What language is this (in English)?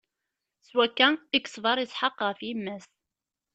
Kabyle